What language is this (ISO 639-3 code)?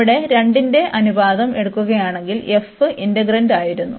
mal